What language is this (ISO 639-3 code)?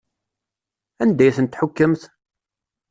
kab